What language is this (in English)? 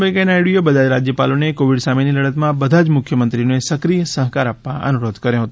Gujarati